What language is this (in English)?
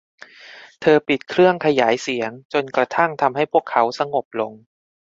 Thai